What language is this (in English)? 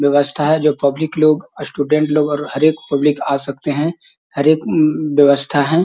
Magahi